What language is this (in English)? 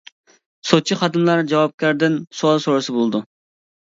Uyghur